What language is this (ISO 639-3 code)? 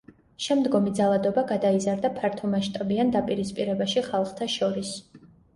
kat